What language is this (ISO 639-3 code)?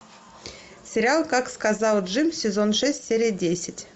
rus